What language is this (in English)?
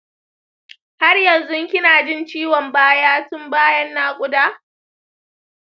Hausa